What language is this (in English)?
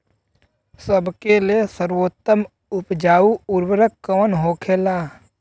Bhojpuri